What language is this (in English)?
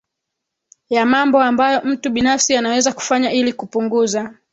Swahili